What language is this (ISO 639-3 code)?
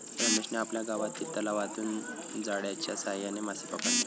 mar